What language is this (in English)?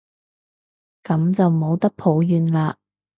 Cantonese